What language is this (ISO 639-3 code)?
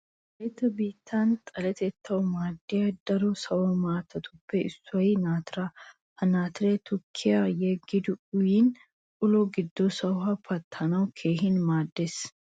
wal